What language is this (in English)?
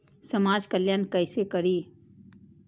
Maithili